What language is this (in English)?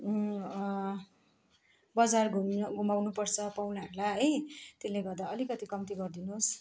Nepali